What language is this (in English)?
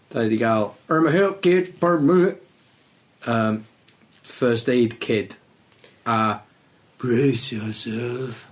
Welsh